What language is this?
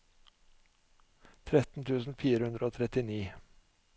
Norwegian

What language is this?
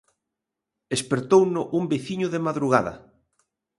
Galician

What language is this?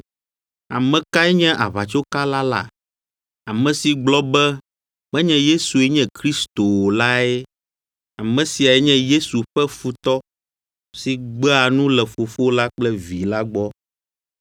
Ewe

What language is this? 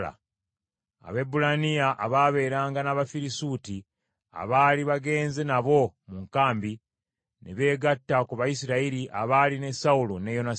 Ganda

